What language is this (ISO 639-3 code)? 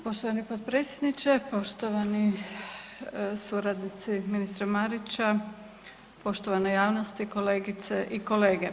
hrv